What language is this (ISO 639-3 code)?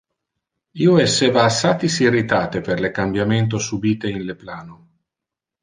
ina